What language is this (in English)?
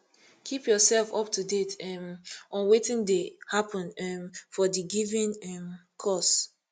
Nigerian Pidgin